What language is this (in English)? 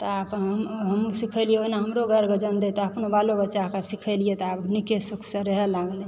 Maithili